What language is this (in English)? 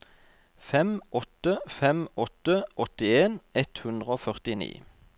Norwegian